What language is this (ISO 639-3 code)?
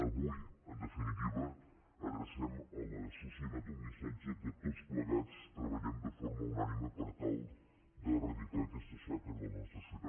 cat